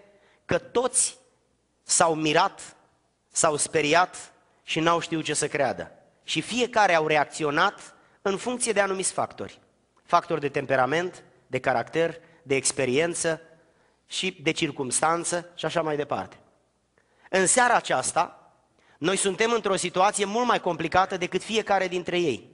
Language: Romanian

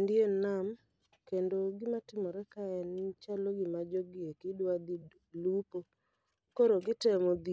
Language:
Luo (Kenya and Tanzania)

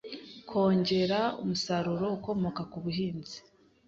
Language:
Kinyarwanda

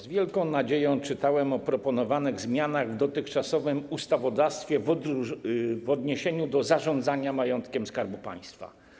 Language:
Polish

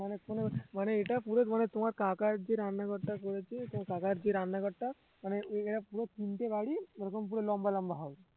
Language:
Bangla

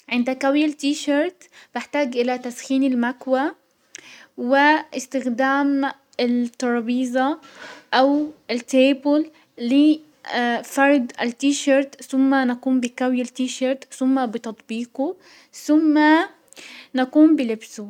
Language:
Hijazi Arabic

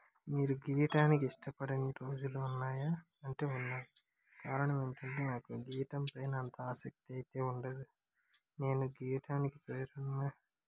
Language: Telugu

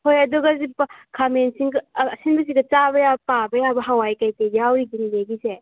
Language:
Manipuri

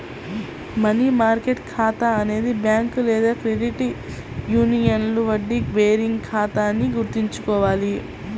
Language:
Telugu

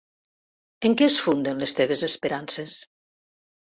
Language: Catalan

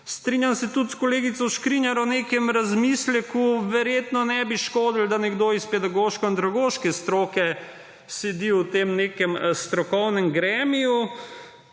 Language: Slovenian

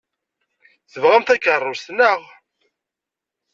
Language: Kabyle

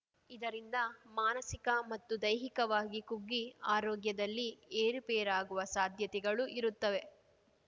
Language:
Kannada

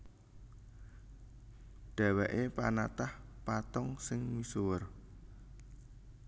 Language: Javanese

